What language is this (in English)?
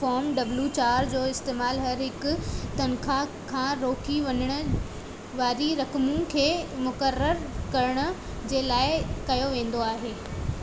Sindhi